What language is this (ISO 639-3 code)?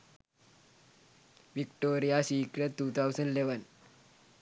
sin